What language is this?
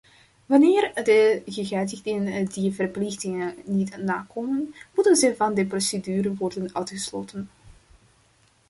Dutch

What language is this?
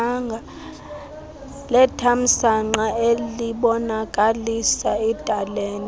Xhosa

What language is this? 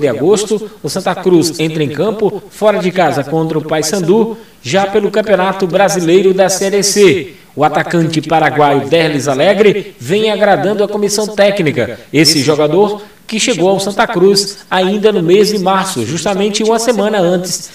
Portuguese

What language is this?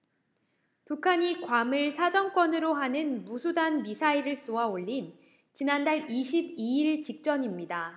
Korean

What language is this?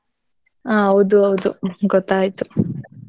Kannada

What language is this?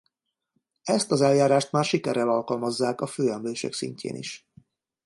Hungarian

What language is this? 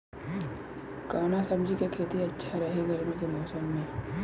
Bhojpuri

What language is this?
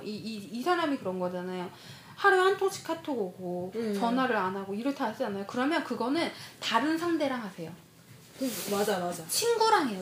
Korean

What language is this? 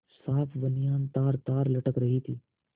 Hindi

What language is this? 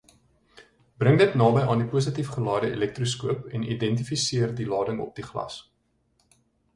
Afrikaans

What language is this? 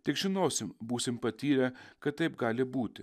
Lithuanian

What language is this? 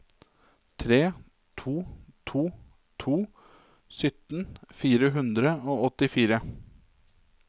Norwegian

